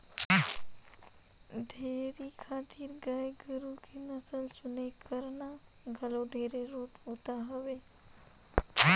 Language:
Chhattisgarhi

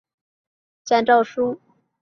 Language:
Chinese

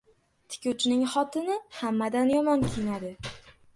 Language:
Uzbek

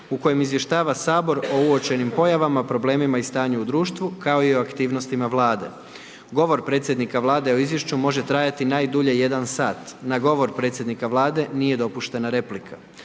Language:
Croatian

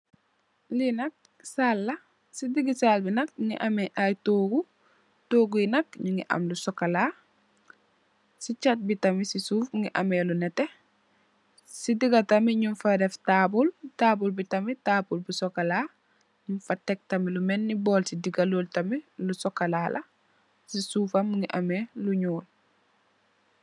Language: Wolof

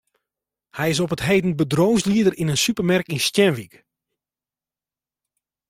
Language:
Western Frisian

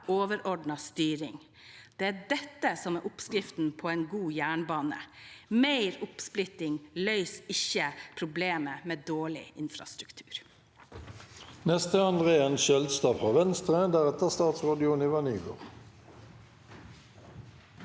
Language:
Norwegian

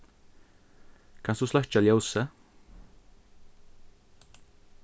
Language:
Faroese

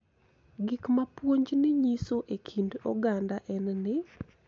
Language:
Luo (Kenya and Tanzania)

